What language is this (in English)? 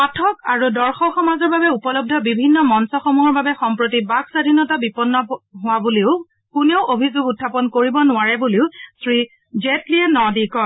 Assamese